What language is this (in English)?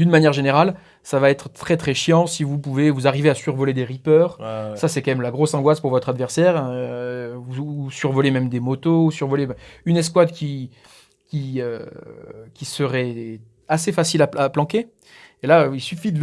French